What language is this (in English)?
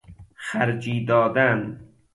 Persian